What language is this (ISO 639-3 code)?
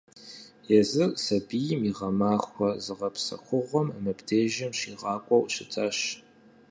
kbd